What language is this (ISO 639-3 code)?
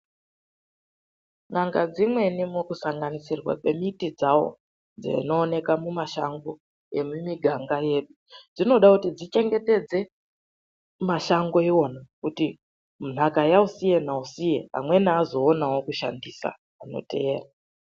ndc